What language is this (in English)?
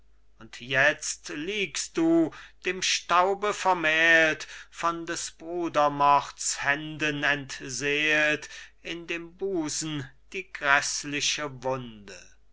German